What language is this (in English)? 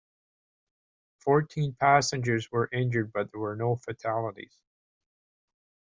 English